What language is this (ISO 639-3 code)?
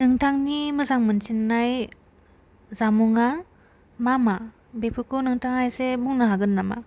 brx